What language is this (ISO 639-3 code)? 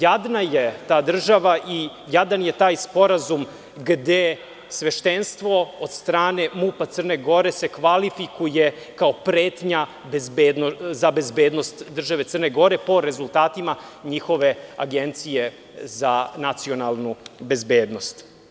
srp